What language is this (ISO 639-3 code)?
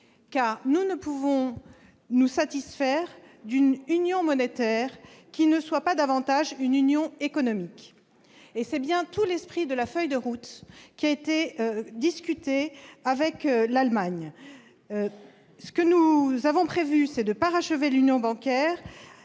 fra